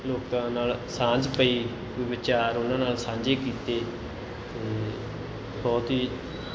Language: Punjabi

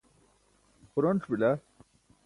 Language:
Burushaski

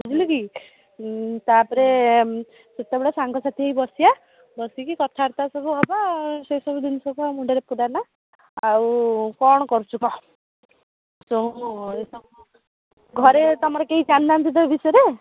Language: Odia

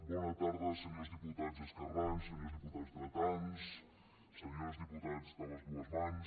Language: Catalan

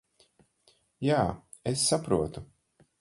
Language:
Latvian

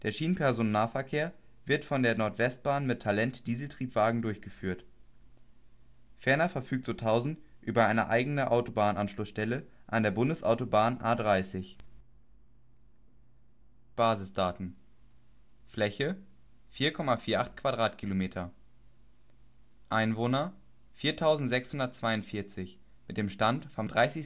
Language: German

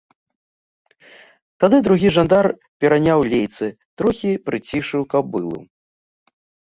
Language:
Belarusian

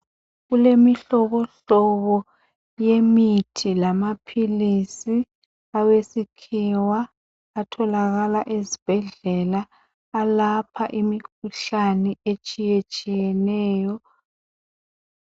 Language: North Ndebele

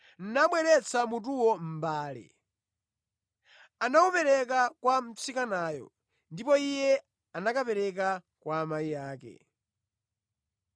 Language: Nyanja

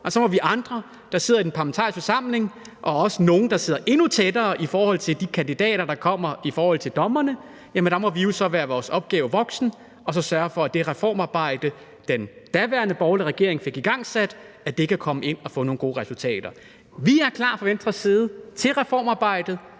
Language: Danish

